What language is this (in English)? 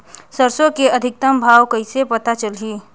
Chhattisgarhi